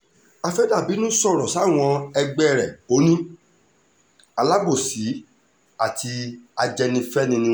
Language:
Yoruba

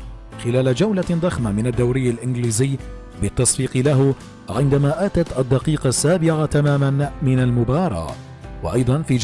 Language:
Arabic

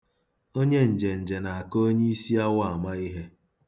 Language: Igbo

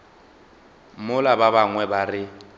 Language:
Northern Sotho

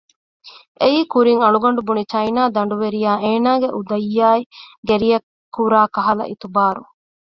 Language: Divehi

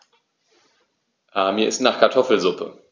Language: German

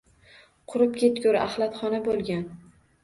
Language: Uzbek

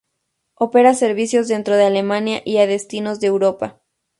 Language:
Spanish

